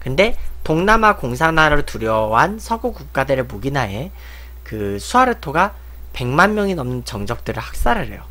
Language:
Korean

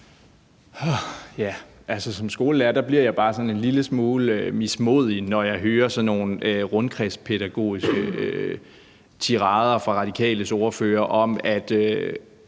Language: Danish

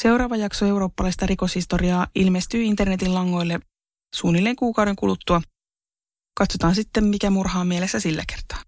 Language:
Finnish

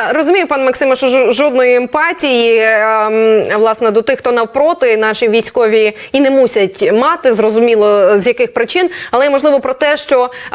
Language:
Ukrainian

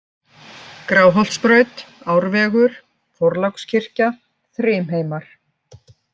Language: Icelandic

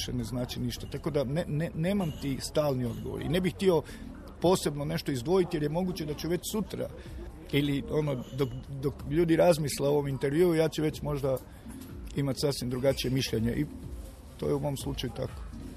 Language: Croatian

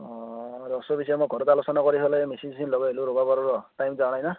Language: Assamese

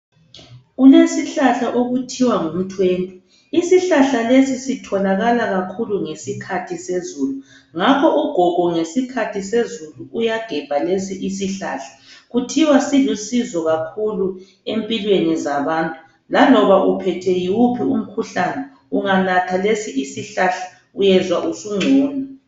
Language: North Ndebele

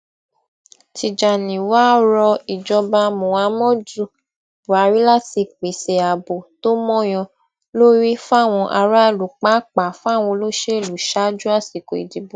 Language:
Yoruba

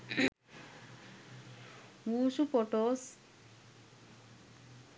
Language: Sinhala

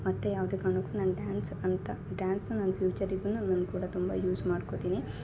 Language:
Kannada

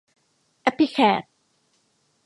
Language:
Thai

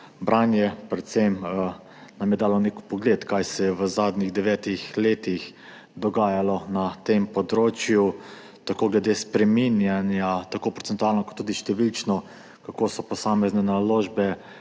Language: Slovenian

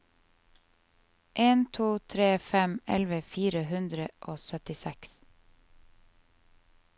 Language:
Norwegian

